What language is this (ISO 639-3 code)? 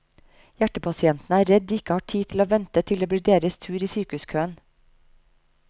nor